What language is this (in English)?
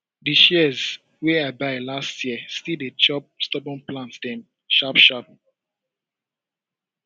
Nigerian Pidgin